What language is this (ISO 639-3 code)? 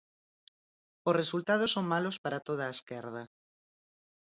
glg